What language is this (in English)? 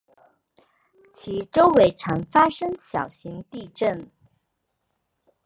Chinese